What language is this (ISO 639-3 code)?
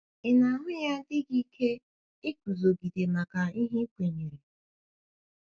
ibo